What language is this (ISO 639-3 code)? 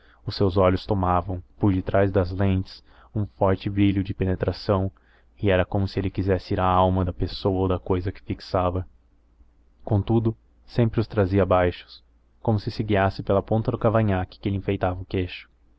por